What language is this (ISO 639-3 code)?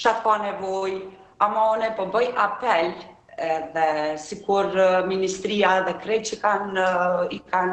ron